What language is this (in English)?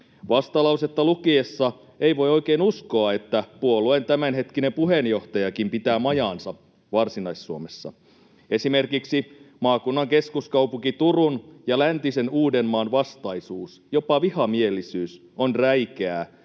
Finnish